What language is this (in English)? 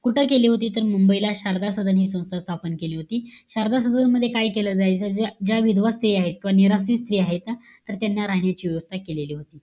Marathi